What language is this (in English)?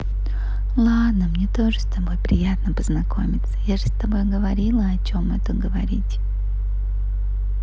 Russian